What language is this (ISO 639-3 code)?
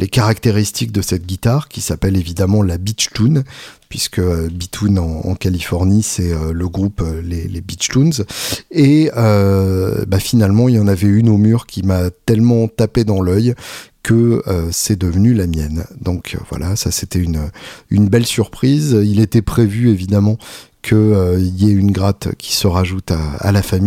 fra